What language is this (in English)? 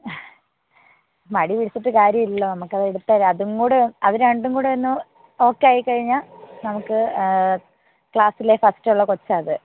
Malayalam